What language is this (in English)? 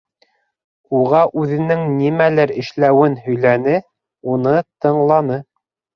Bashkir